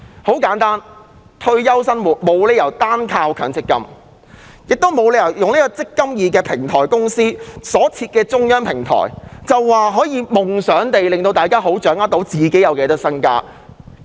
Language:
Cantonese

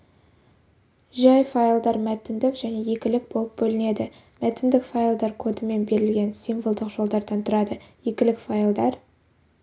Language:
Kazakh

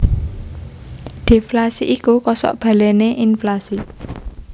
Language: Javanese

